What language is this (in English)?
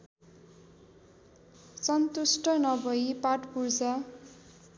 Nepali